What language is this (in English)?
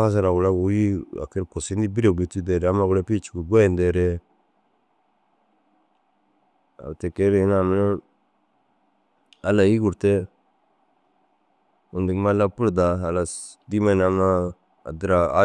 Dazaga